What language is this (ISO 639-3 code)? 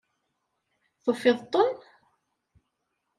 kab